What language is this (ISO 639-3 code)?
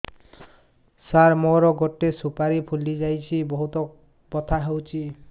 ori